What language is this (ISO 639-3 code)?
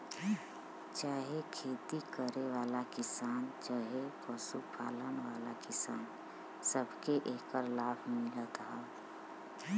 bho